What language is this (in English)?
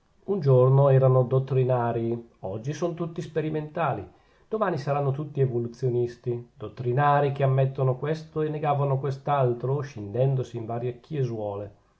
Italian